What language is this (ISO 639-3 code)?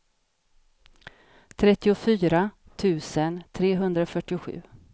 swe